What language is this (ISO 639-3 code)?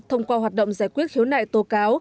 vie